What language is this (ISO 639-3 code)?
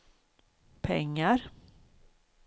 swe